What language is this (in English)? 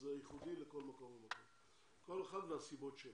Hebrew